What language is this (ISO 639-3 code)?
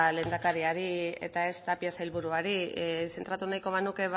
eus